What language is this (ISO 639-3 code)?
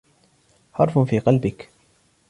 ara